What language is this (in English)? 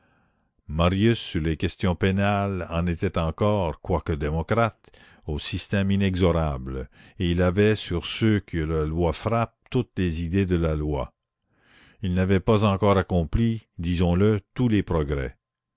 French